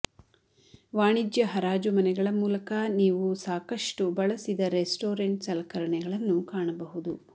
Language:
Kannada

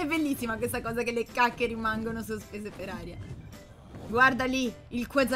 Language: Italian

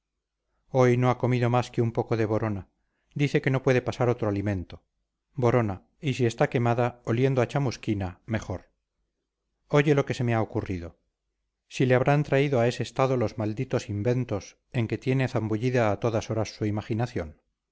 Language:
Spanish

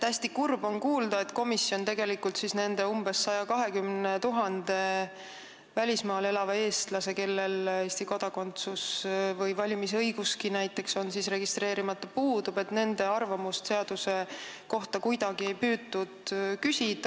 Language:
Estonian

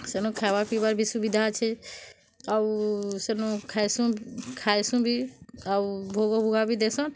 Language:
Odia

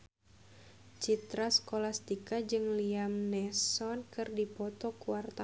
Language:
Sundanese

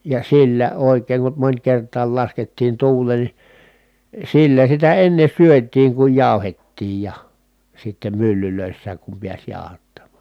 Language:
Finnish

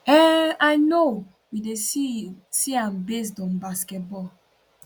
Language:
Nigerian Pidgin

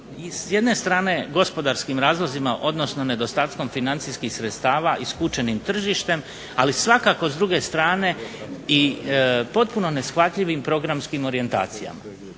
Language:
Croatian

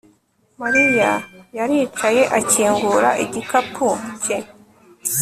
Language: Kinyarwanda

